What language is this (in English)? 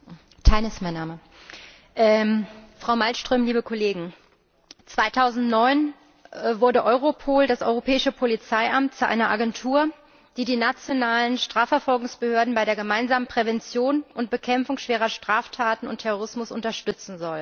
German